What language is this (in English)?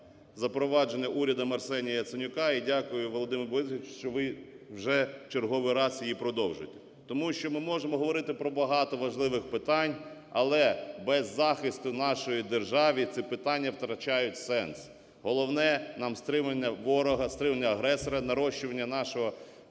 Ukrainian